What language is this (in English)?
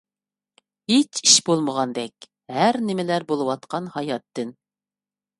Uyghur